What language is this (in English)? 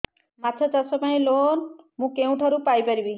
Odia